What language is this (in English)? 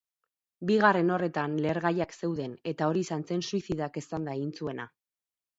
Basque